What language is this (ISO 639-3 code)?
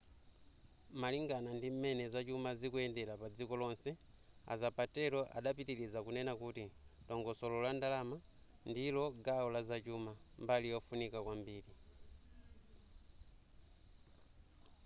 nya